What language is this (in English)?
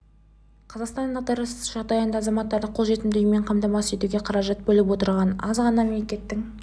Kazakh